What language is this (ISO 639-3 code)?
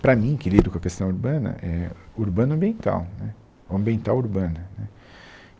por